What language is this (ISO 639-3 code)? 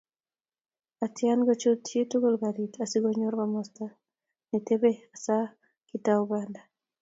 kln